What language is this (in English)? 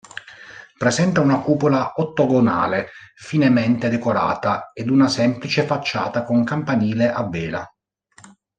Italian